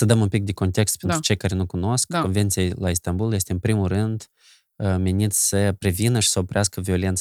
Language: Romanian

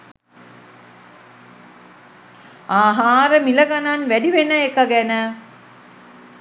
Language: Sinhala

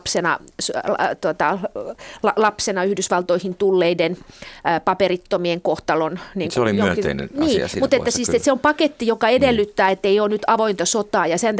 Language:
Finnish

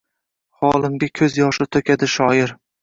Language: Uzbek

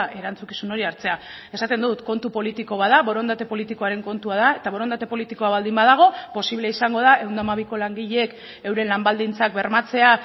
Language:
Basque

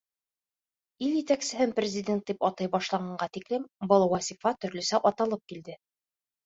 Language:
Bashkir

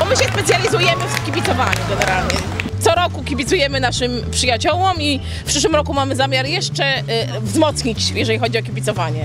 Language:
Polish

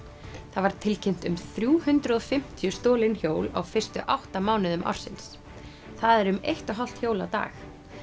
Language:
Icelandic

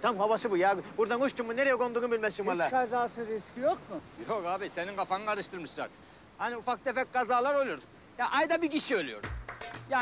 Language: Turkish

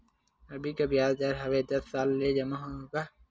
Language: Chhattisgarhi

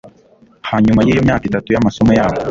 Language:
Kinyarwanda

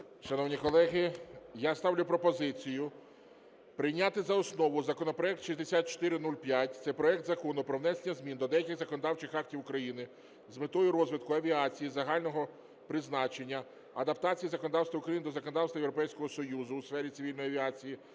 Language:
Ukrainian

